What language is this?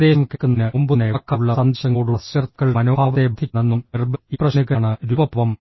Malayalam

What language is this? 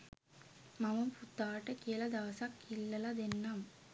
Sinhala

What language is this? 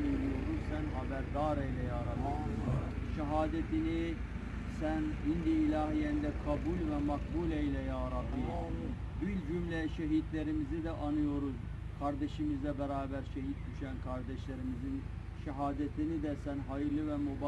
Turkish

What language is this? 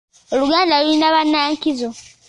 Ganda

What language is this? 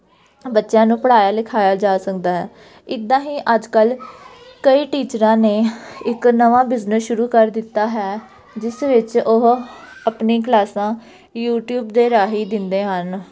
Punjabi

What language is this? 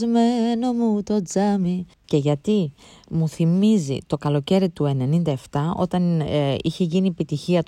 Greek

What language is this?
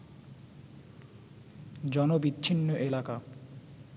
Bangla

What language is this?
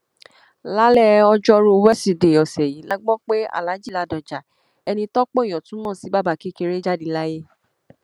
Yoruba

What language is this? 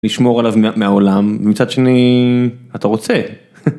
Hebrew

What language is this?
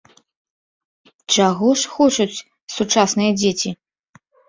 Belarusian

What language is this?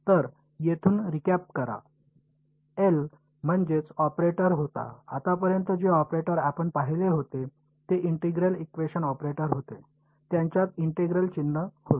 Marathi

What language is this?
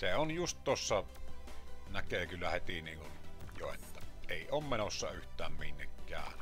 Finnish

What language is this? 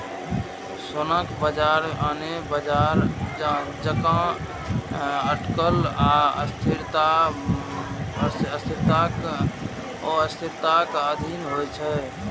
Maithili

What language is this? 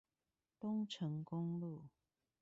Chinese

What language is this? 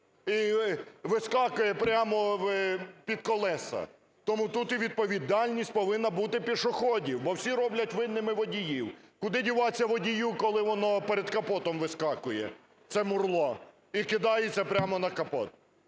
Ukrainian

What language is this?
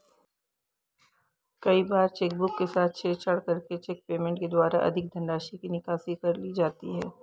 Hindi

